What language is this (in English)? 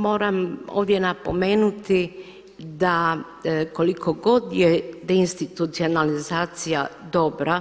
Croatian